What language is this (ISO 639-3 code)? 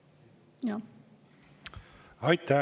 est